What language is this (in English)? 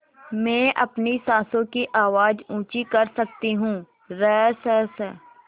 Hindi